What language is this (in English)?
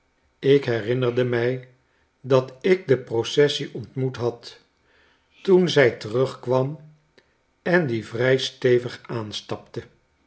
Dutch